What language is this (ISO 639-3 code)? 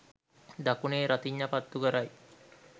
sin